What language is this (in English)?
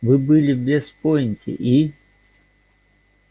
Russian